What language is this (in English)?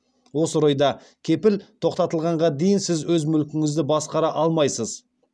Kazakh